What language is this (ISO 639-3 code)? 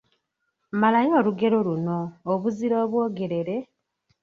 lug